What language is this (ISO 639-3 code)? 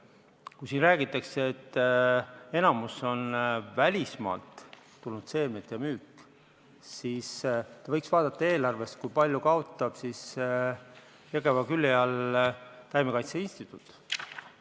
est